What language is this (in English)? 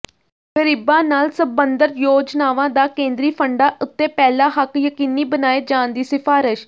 Punjabi